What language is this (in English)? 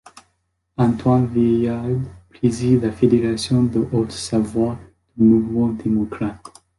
French